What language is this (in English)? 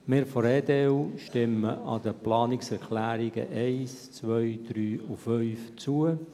Swiss German